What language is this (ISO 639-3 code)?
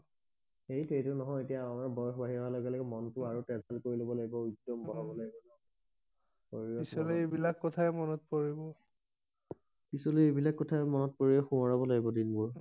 asm